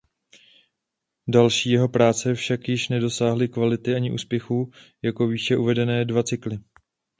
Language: Czech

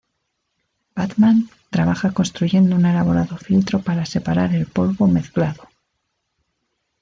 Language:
Spanish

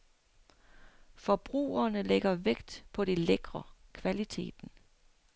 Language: Danish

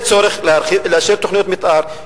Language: Hebrew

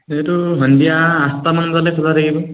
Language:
Assamese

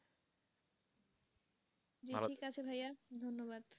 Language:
Bangla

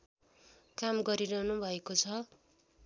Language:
Nepali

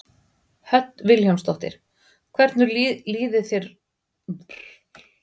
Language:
Icelandic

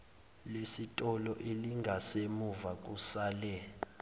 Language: Zulu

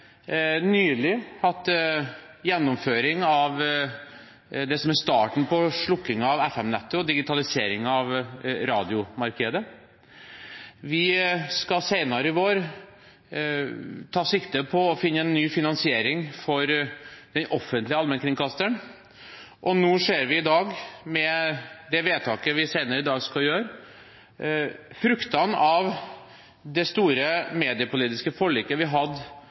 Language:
Norwegian Bokmål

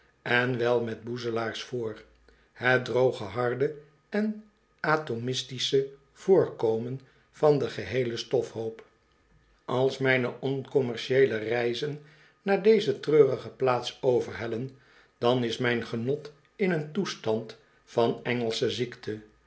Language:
Dutch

